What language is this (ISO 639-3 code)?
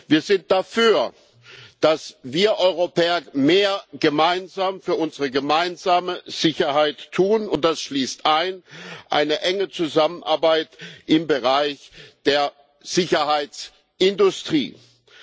deu